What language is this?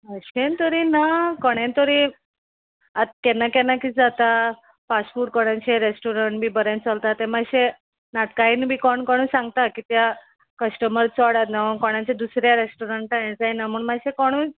Konkani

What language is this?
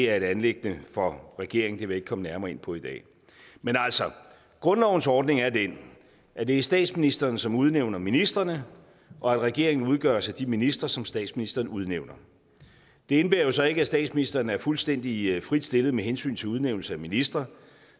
Danish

